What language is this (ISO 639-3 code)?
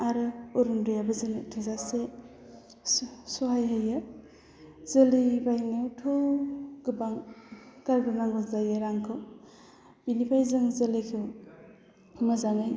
brx